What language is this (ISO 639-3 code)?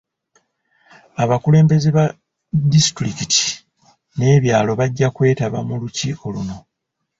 lug